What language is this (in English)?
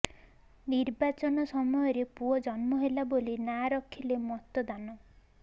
Odia